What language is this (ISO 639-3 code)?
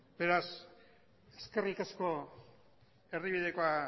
eus